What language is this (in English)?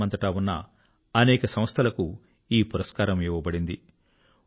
Telugu